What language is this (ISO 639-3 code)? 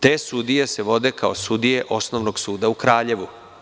srp